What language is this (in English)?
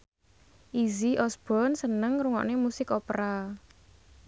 Javanese